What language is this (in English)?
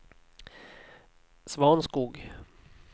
Swedish